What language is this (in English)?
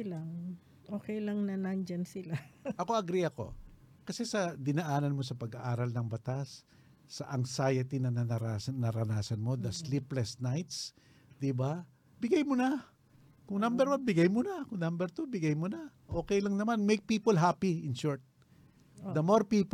Filipino